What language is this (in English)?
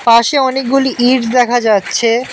Bangla